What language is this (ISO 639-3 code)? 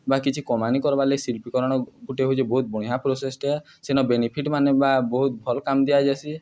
ori